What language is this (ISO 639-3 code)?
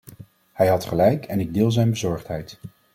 nld